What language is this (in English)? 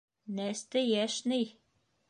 Bashkir